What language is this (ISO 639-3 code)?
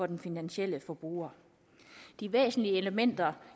dan